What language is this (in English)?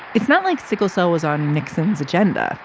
English